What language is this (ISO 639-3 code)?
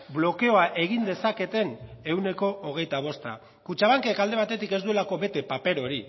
eus